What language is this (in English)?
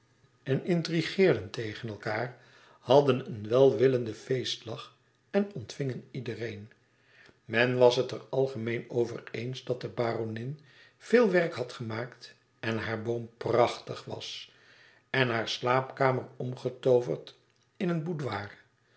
Dutch